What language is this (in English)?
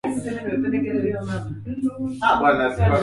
Swahili